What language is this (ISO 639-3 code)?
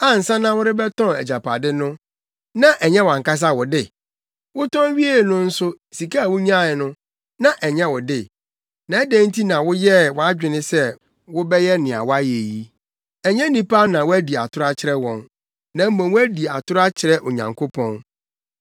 aka